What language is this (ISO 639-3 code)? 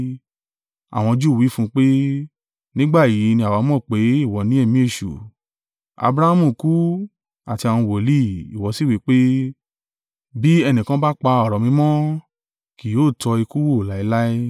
yor